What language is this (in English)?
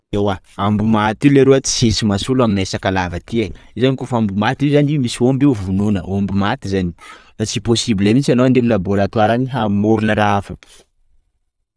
Sakalava Malagasy